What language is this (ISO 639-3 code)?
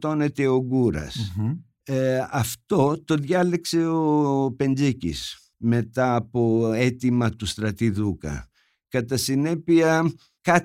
ell